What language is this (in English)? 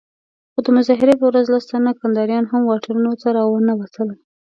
Pashto